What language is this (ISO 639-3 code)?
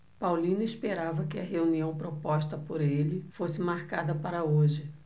por